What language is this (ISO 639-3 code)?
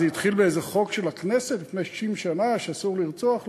heb